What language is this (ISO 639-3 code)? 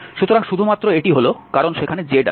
ben